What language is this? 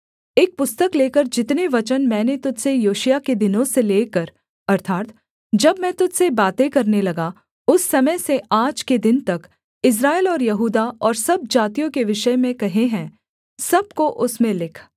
Hindi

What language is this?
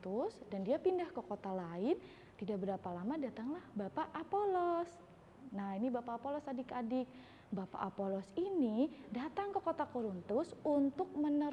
Indonesian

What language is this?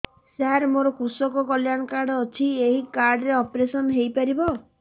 Odia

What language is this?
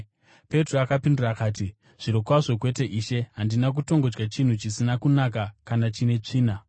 Shona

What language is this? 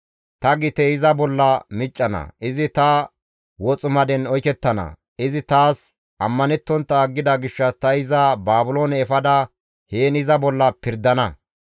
Gamo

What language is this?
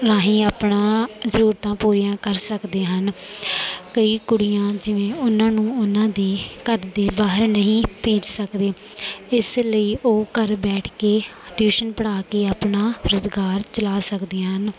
Punjabi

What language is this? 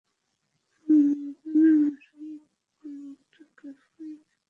Bangla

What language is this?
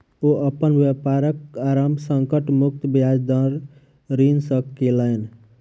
Maithili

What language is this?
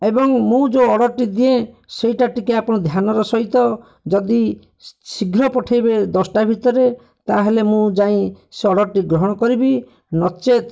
Odia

